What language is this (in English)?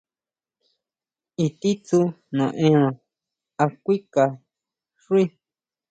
Huautla Mazatec